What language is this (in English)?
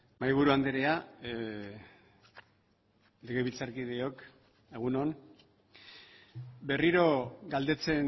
Basque